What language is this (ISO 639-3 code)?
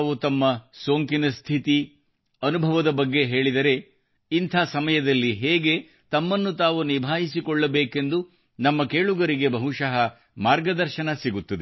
kan